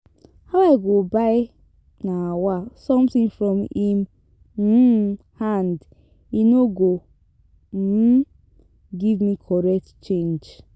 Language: Nigerian Pidgin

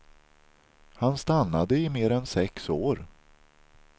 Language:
Swedish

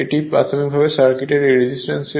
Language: Bangla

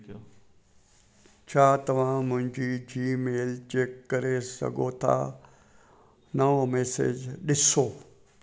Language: Sindhi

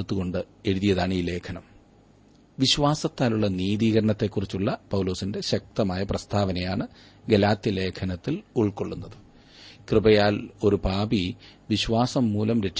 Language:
Malayalam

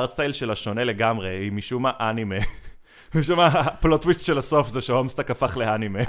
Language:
Hebrew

